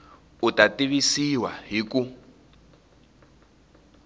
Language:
Tsonga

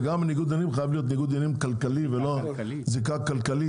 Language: Hebrew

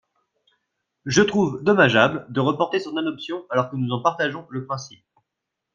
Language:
French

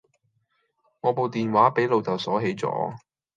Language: Cantonese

